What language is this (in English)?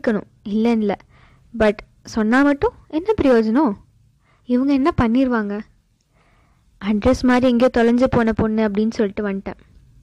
Tamil